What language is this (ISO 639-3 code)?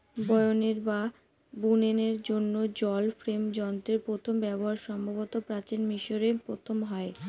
ben